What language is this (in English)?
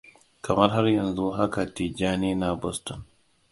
Hausa